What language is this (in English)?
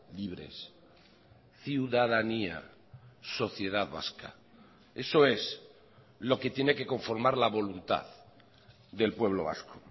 Spanish